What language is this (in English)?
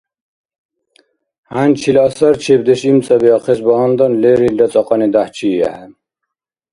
Dargwa